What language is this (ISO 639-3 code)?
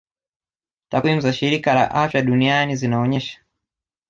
swa